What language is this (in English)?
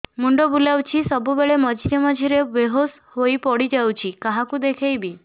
Odia